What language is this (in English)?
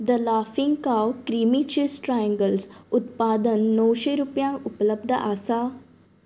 Konkani